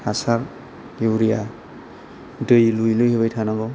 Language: Bodo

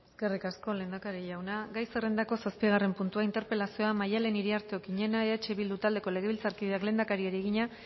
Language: Basque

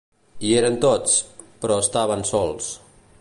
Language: Catalan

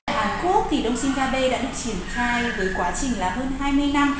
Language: Vietnamese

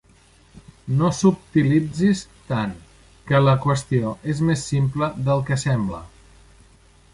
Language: Catalan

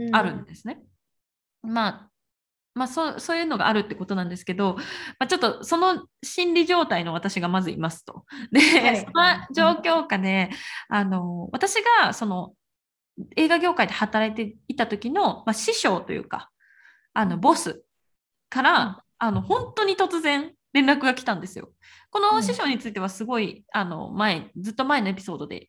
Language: Japanese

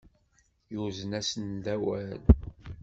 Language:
Kabyle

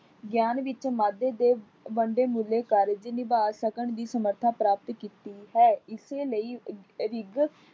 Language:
Punjabi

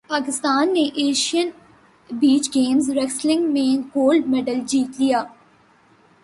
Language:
Urdu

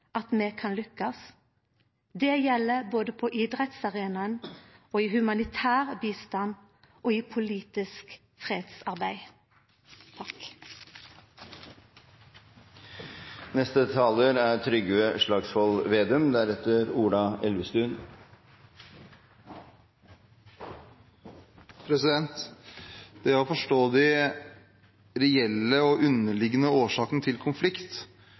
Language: Norwegian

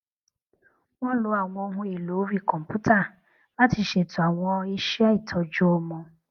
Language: Yoruba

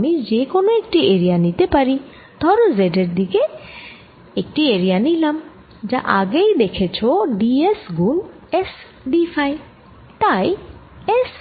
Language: Bangla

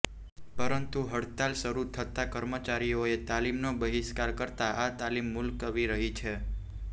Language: Gujarati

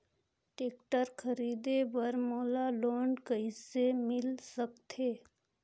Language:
Chhattisgarhi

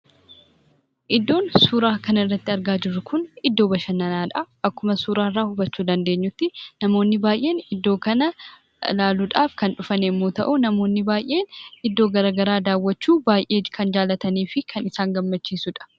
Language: Oromo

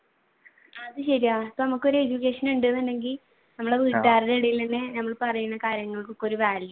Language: Malayalam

